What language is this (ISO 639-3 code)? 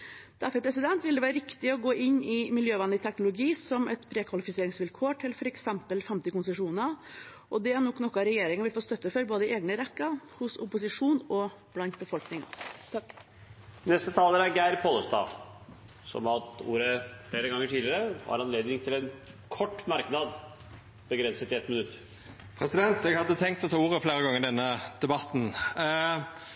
nor